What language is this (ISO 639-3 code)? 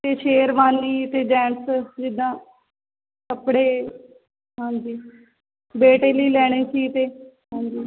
pan